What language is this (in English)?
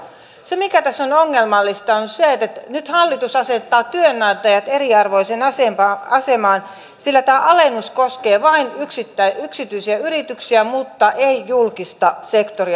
Finnish